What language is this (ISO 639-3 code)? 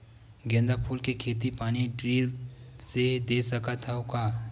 hne